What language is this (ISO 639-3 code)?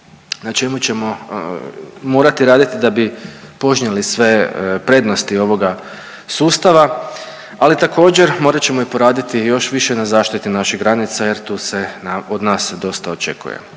hrv